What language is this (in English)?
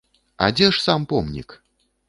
Belarusian